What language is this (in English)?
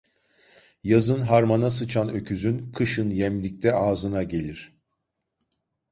Turkish